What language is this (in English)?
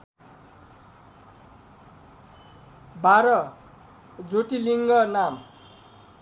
Nepali